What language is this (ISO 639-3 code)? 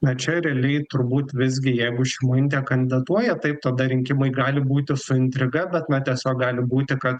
lit